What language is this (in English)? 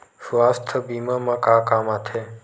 Chhattisgarhi